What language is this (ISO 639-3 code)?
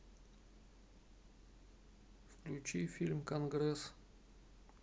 rus